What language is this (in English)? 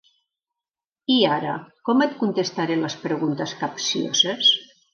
Catalan